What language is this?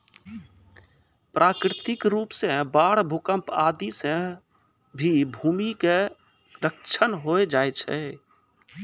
Maithili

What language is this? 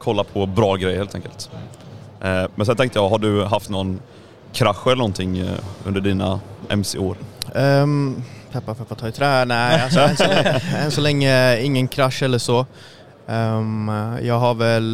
Swedish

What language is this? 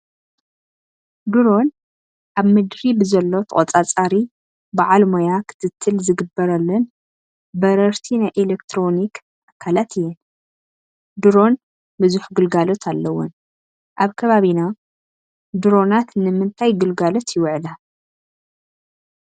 Tigrinya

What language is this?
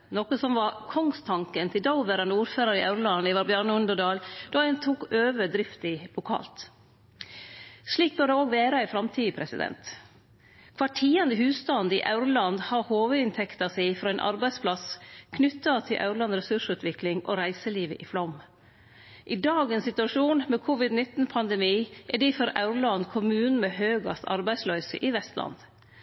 Norwegian Nynorsk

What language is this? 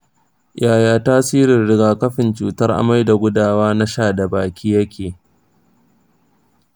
Hausa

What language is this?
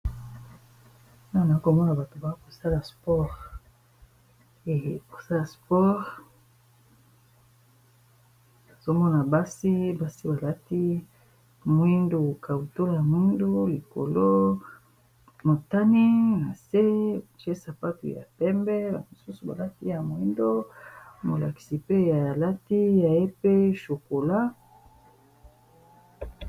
Lingala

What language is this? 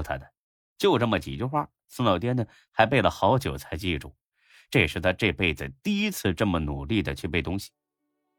Chinese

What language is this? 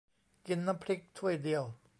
Thai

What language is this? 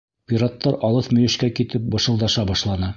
Bashkir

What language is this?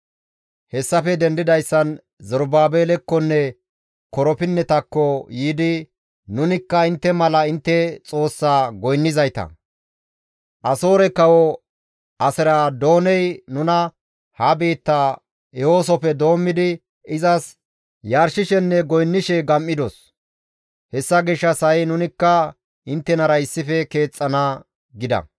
Gamo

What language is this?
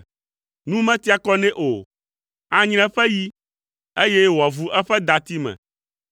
Ewe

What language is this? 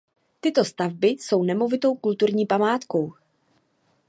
Czech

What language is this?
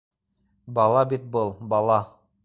Bashkir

